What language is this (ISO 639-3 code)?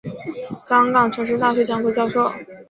zho